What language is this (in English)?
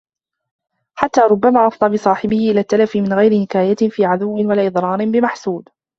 Arabic